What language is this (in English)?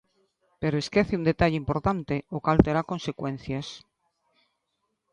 Galician